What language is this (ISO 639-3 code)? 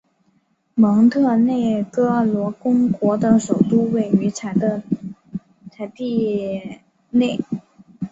zho